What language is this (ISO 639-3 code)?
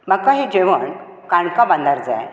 kok